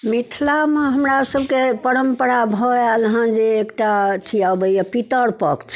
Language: Maithili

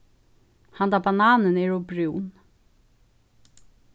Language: Faroese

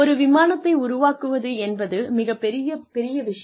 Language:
Tamil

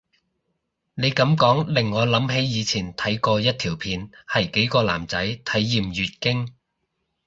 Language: Cantonese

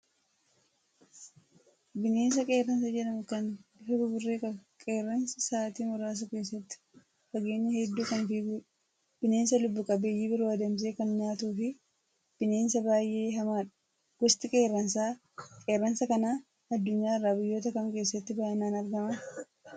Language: Oromo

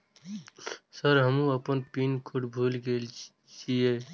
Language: Maithili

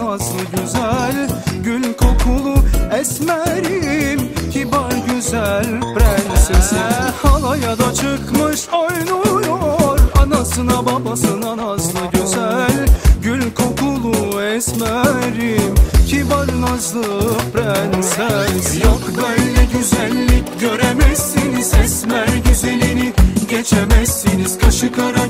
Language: Turkish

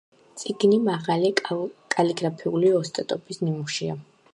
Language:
Georgian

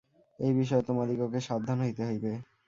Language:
Bangla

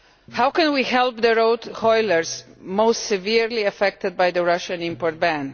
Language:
English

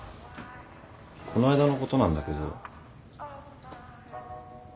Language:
Japanese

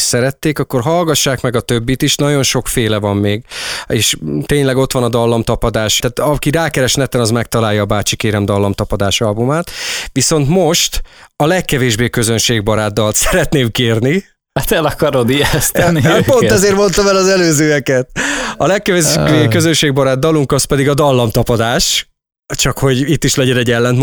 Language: Hungarian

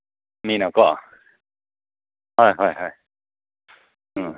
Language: Manipuri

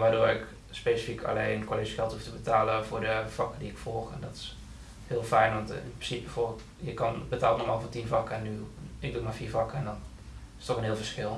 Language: Dutch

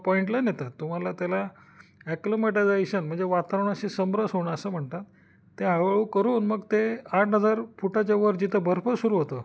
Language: Marathi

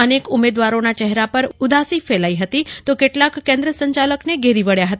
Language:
Gujarati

